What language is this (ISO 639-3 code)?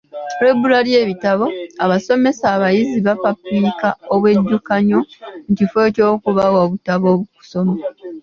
lug